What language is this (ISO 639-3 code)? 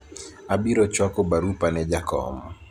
luo